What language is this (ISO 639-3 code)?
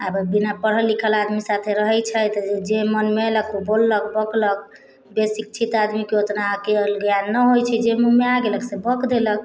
mai